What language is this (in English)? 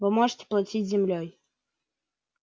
Russian